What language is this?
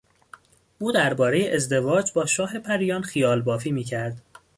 Persian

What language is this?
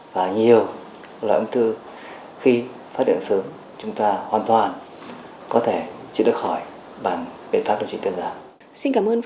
Vietnamese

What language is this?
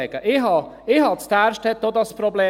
Swiss German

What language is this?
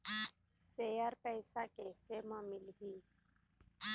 Chhattisgarhi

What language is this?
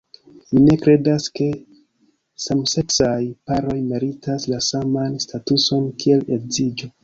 Esperanto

